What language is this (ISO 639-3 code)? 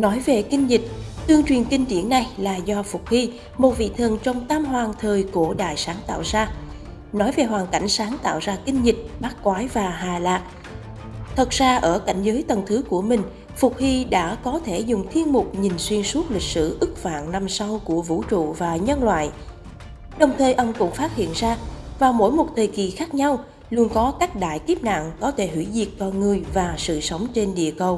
vie